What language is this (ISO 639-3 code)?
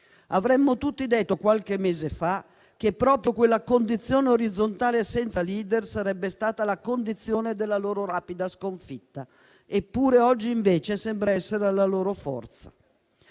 ita